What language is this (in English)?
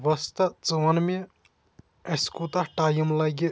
Kashmiri